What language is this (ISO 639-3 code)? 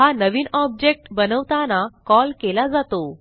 mar